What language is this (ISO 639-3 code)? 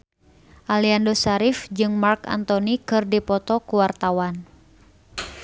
sun